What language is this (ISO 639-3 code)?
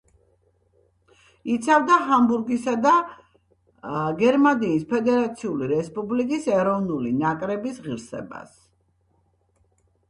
kat